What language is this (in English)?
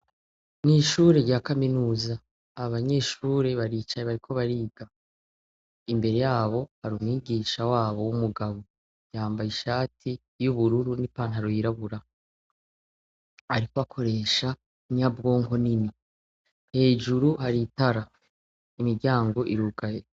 Rundi